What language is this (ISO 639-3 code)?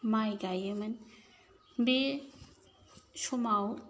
brx